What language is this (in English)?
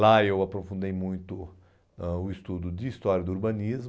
Portuguese